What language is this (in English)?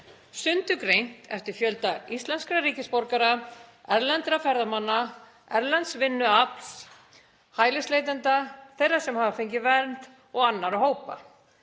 Icelandic